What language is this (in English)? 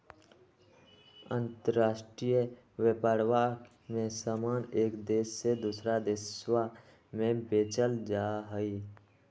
Magahi